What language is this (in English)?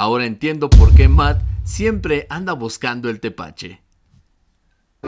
Spanish